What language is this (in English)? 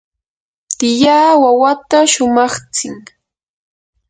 Yanahuanca Pasco Quechua